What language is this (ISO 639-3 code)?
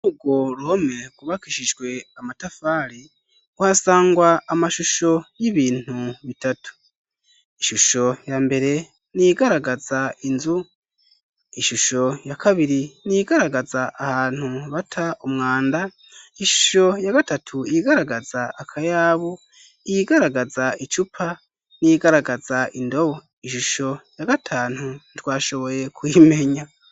run